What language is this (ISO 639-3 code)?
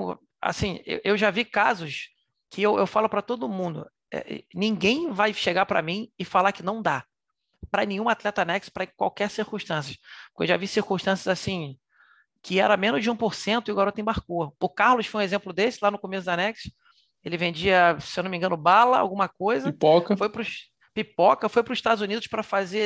por